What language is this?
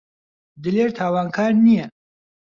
Central Kurdish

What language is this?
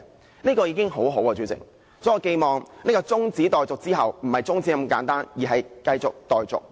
Cantonese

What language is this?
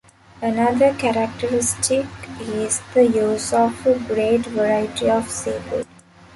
English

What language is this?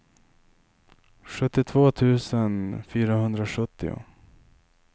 Swedish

